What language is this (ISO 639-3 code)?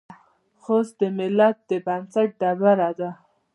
pus